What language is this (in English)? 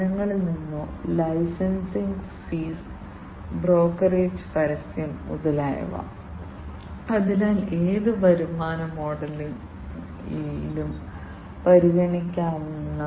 Malayalam